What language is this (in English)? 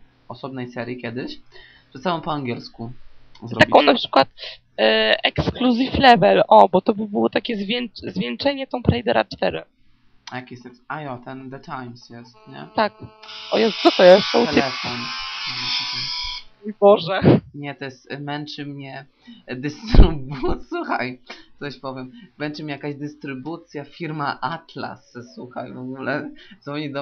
Polish